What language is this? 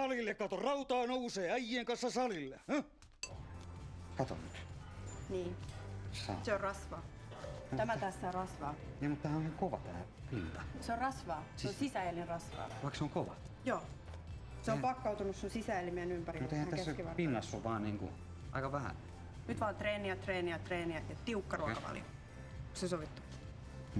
Finnish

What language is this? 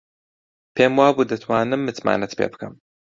Central Kurdish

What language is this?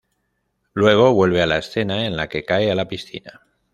Spanish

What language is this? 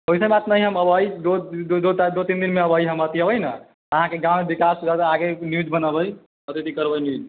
Maithili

